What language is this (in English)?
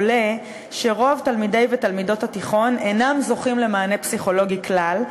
Hebrew